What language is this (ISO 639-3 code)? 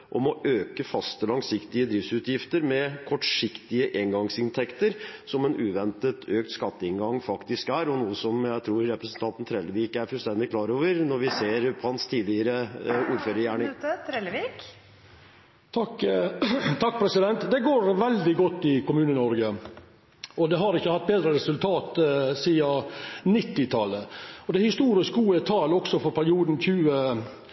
nor